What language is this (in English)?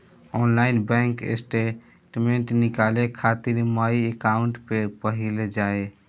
Bhojpuri